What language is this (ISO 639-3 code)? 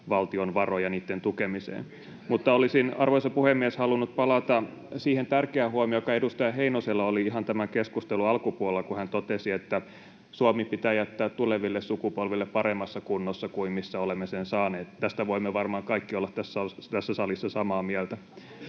fin